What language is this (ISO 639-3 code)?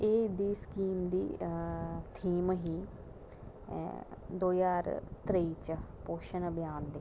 doi